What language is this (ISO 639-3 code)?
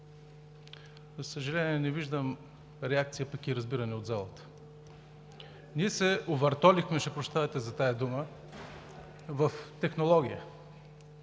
bul